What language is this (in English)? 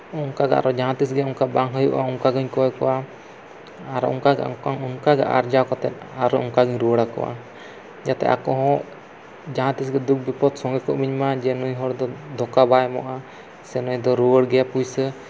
Santali